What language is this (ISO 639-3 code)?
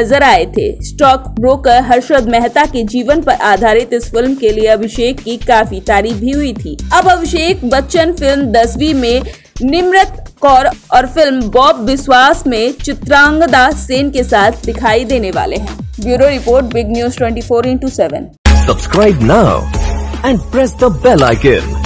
hin